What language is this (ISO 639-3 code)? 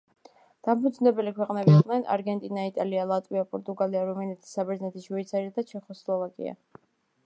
kat